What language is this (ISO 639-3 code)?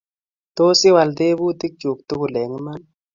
kln